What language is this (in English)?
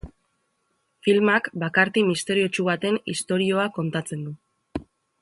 Basque